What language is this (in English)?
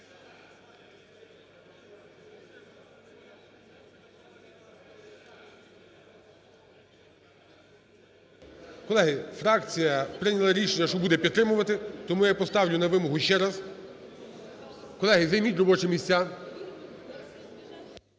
Ukrainian